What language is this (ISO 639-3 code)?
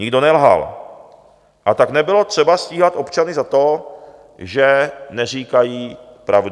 ces